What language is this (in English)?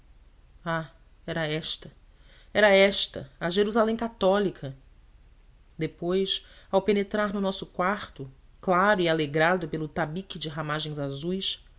Portuguese